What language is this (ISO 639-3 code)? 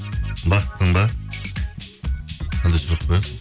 kaz